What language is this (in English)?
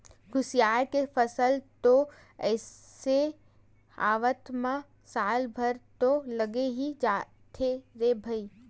Chhattisgarhi